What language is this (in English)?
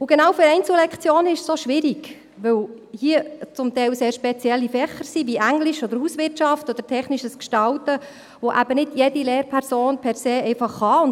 Swiss German